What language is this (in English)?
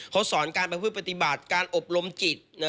Thai